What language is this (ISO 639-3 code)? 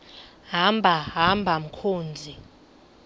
xho